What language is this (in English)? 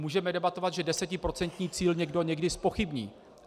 Czech